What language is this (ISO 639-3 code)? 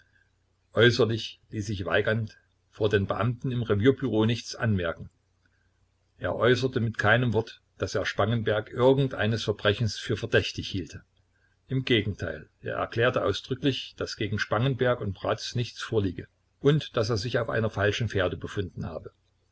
deu